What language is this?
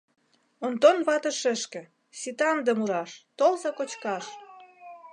Mari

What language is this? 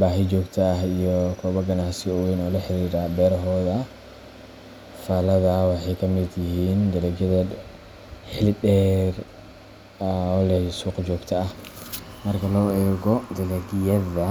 Somali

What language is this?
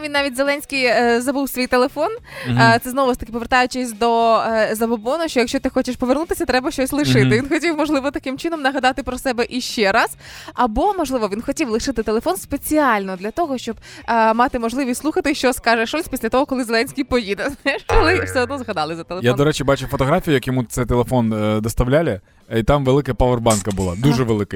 Ukrainian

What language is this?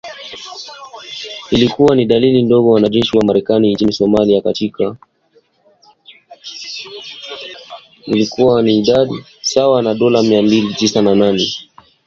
Swahili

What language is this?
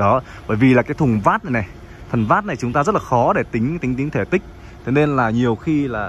Vietnamese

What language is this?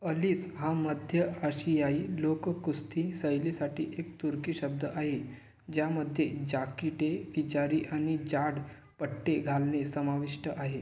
Marathi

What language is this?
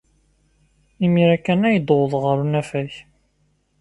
Kabyle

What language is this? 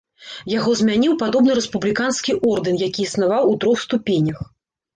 Belarusian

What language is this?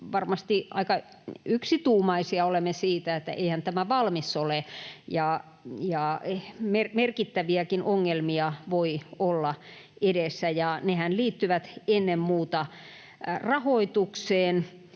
Finnish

